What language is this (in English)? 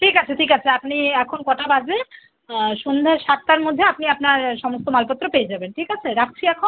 Bangla